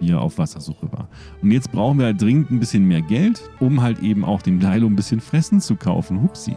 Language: German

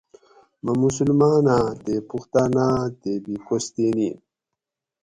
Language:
Gawri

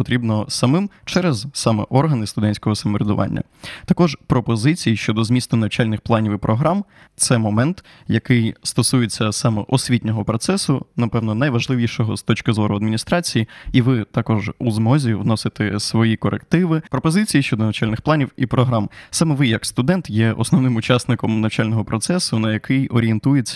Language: Ukrainian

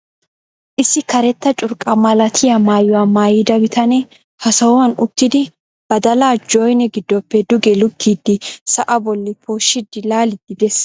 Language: Wolaytta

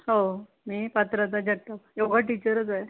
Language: Marathi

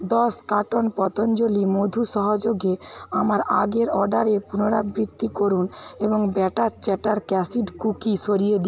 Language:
Bangla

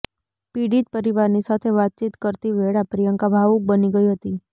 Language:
Gujarati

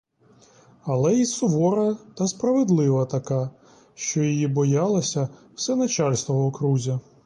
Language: Ukrainian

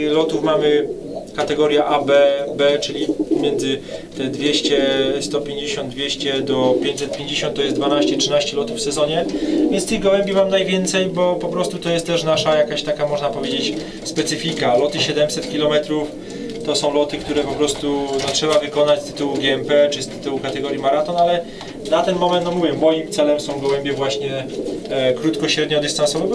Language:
Polish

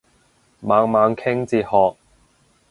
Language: Cantonese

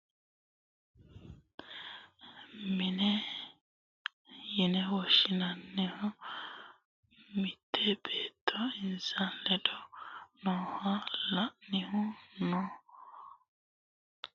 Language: Sidamo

